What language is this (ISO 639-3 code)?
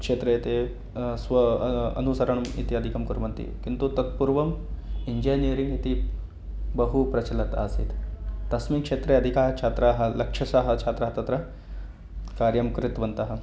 san